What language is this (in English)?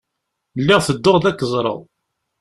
Kabyle